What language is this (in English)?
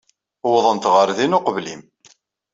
Kabyle